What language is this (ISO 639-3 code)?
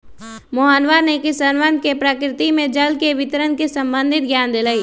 mag